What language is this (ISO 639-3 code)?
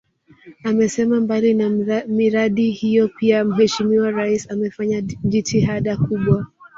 swa